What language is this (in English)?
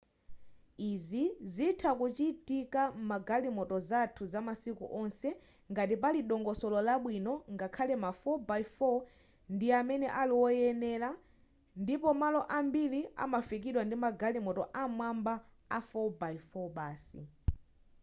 Nyanja